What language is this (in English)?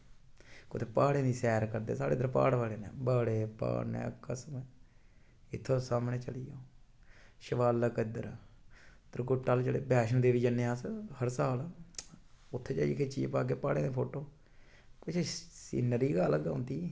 Dogri